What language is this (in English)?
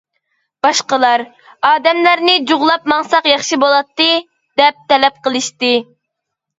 Uyghur